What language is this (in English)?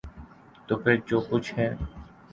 Urdu